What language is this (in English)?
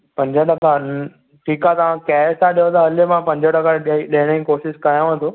Sindhi